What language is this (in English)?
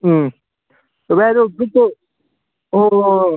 Manipuri